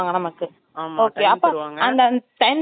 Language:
Tamil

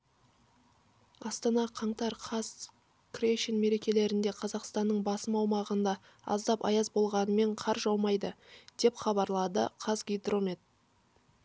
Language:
Kazakh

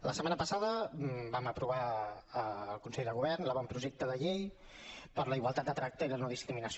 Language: Catalan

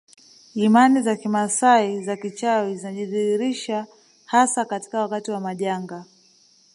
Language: Swahili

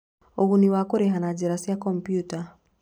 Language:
Kikuyu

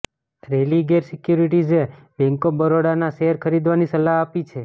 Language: Gujarati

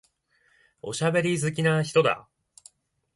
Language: Japanese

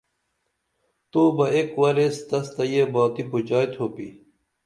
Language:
Dameli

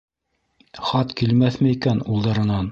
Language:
Bashkir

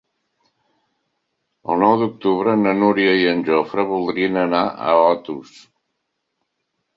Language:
Catalan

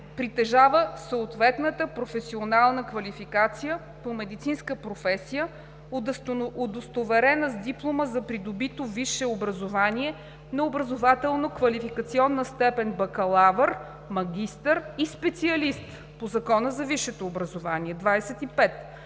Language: Bulgarian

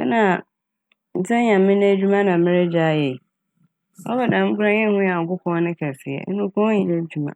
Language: Akan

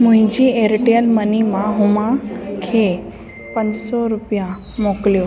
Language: Sindhi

